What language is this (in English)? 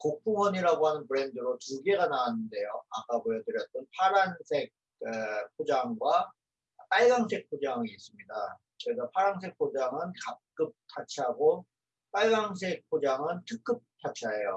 Korean